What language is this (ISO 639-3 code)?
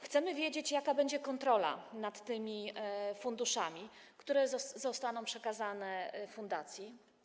pol